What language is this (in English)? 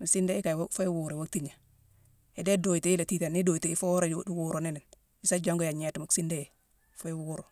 Mansoanka